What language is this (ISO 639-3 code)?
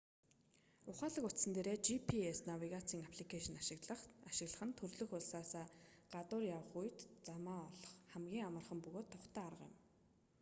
mon